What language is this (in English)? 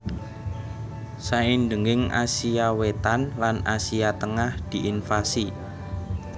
Javanese